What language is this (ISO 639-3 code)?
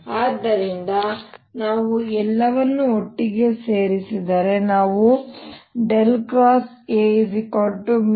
kan